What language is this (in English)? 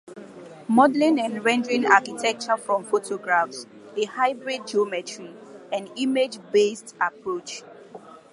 English